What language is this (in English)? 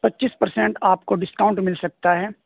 Urdu